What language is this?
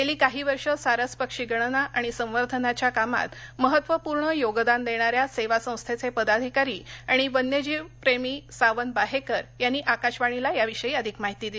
Marathi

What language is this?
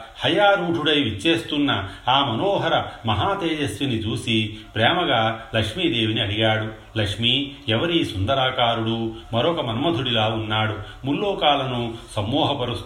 Telugu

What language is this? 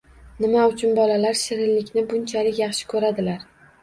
Uzbek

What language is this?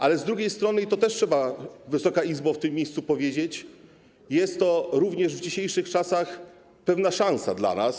Polish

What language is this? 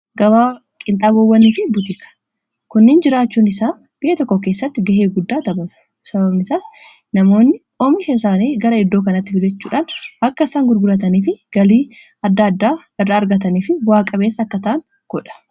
Oromo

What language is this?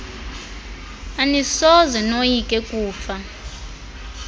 Xhosa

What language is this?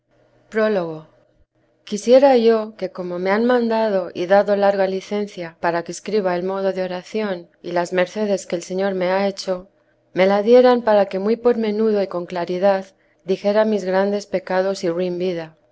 Spanish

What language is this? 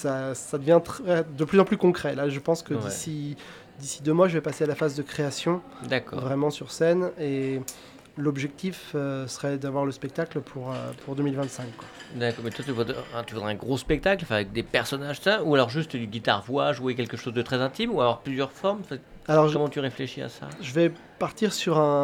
French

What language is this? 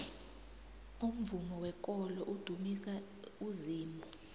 South Ndebele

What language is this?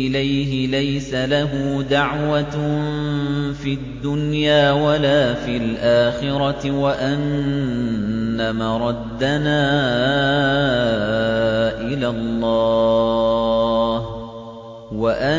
Arabic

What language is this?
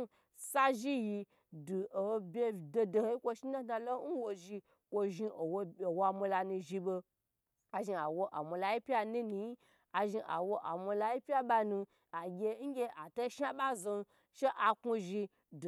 Gbagyi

